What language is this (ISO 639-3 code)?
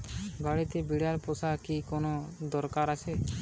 ben